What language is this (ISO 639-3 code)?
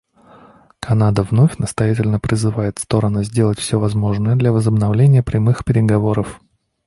rus